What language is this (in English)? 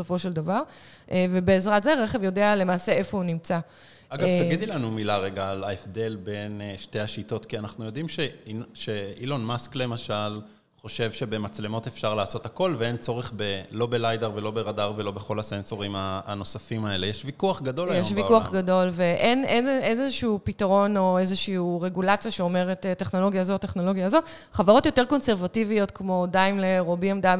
Hebrew